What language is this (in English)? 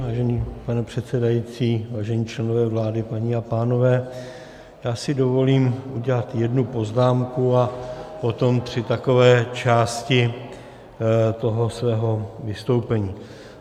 Czech